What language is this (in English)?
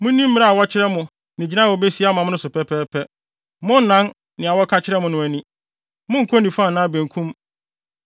Akan